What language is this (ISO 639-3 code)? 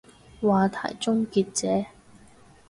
yue